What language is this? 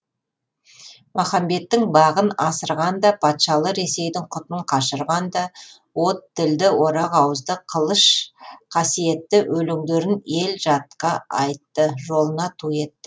Kazakh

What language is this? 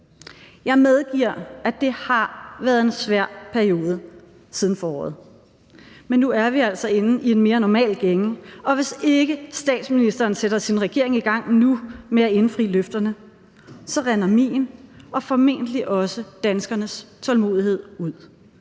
Danish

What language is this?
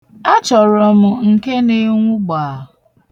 Igbo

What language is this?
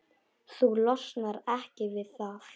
Icelandic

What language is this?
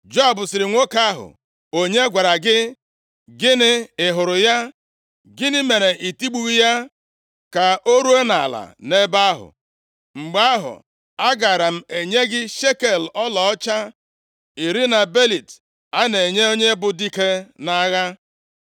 Igbo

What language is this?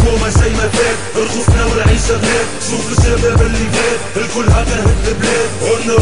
Arabic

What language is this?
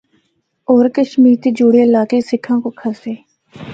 Northern Hindko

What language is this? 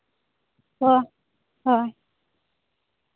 Santali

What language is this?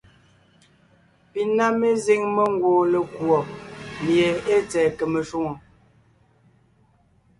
Ngiemboon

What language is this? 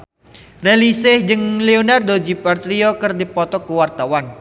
Sundanese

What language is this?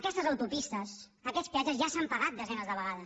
Catalan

